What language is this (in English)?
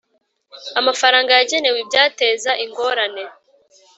Kinyarwanda